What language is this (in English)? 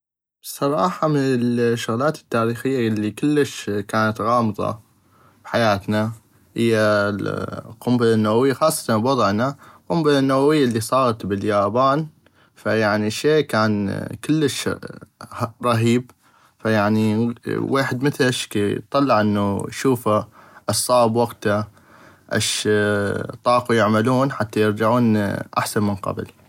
North Mesopotamian Arabic